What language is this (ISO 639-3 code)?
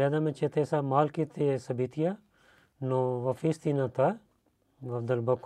bul